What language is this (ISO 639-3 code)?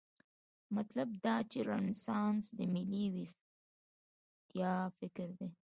pus